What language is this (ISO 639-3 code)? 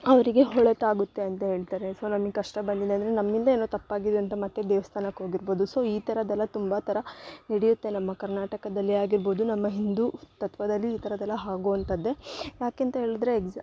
kan